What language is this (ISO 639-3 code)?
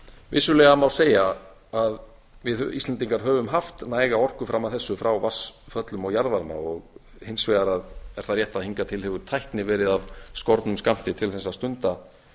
isl